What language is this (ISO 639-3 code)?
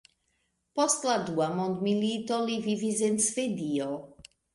epo